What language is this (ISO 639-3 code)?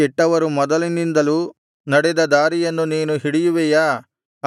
kan